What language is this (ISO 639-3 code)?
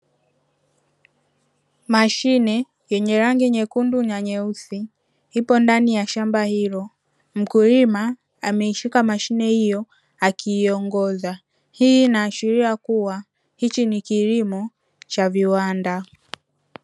swa